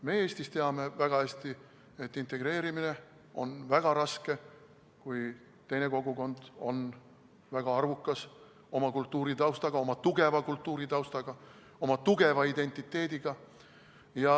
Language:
Estonian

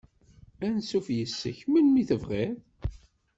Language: Kabyle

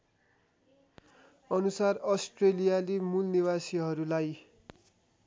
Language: Nepali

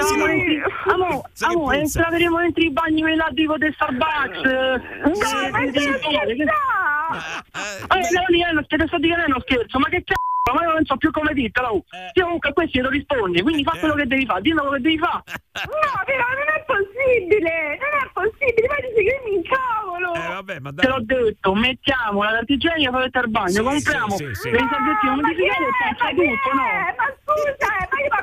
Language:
Italian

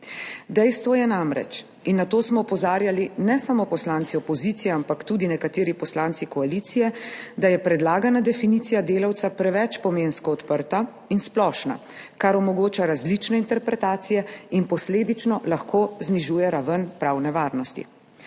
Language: Slovenian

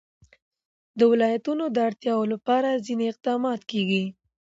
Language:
Pashto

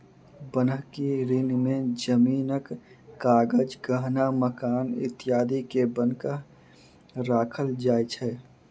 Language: Maithili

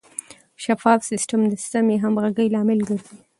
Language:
Pashto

